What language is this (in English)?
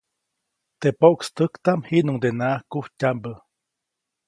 Copainalá Zoque